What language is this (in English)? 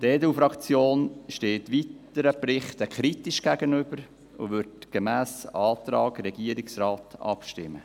Swiss German